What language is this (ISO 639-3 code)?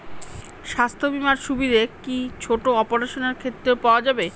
ben